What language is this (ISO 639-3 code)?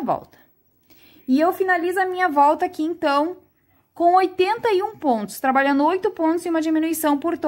por